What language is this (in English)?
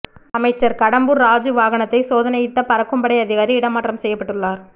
Tamil